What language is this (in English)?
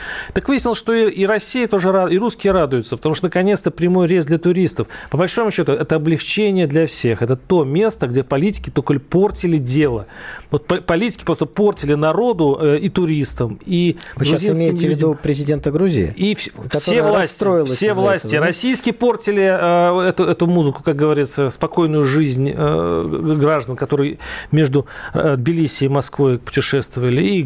Russian